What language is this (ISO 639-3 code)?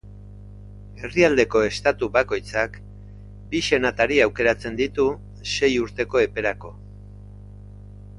eus